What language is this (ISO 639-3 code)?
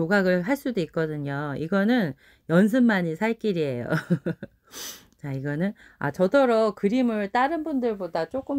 kor